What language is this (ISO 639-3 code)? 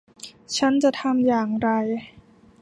tha